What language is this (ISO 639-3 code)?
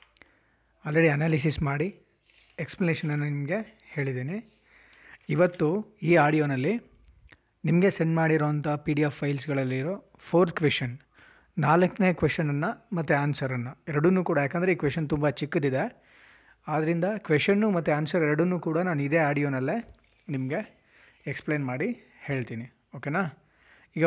kan